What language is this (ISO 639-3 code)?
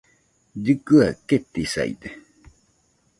hux